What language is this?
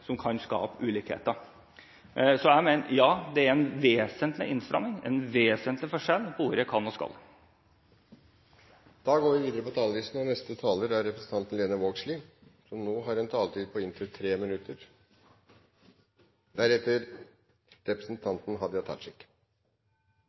Norwegian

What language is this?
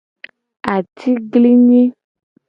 Gen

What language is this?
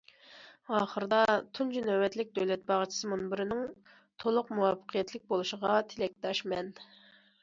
Uyghur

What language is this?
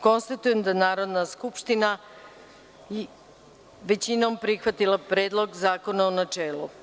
Serbian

